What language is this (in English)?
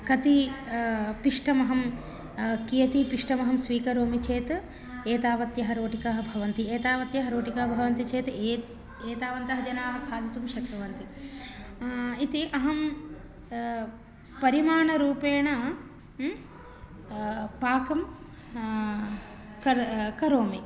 Sanskrit